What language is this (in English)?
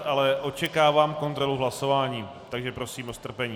Czech